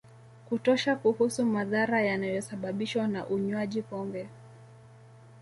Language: Swahili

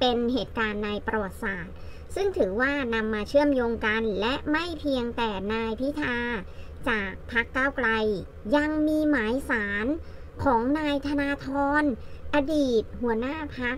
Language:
Thai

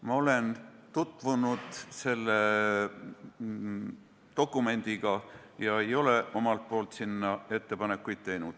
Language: Estonian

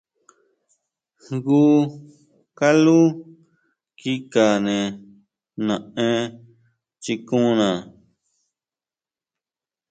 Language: Huautla Mazatec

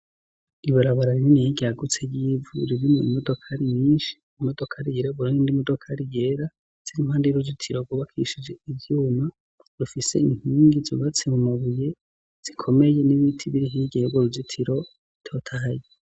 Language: Rundi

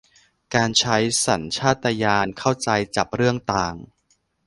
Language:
Thai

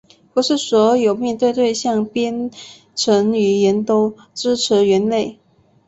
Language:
Chinese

